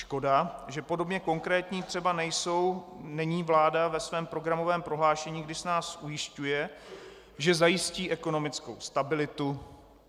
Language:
Czech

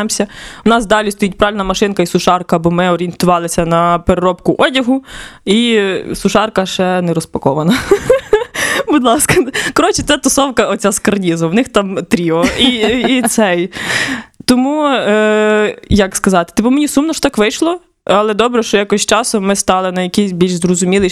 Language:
Ukrainian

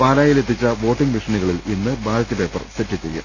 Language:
Malayalam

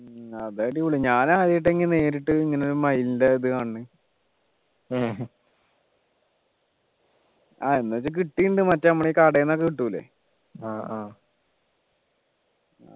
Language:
Malayalam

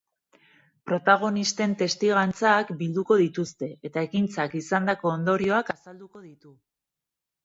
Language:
Basque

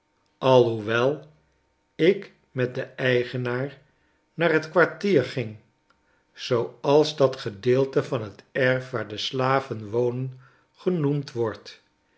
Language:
Dutch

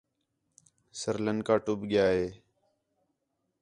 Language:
Khetrani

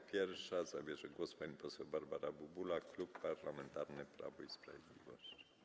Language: Polish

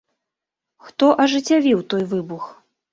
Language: Belarusian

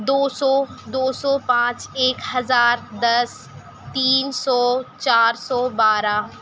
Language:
Urdu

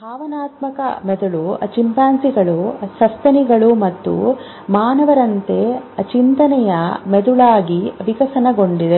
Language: Kannada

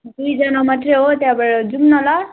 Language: Nepali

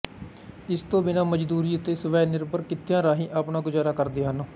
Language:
Punjabi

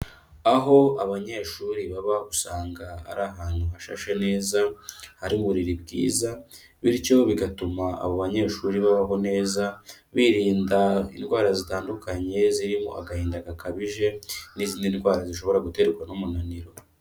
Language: Kinyarwanda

